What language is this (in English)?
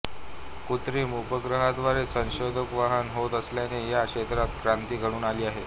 Marathi